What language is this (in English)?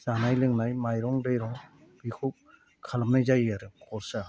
Bodo